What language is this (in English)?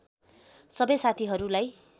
Nepali